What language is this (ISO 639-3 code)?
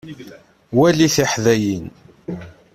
kab